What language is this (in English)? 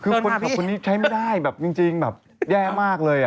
Thai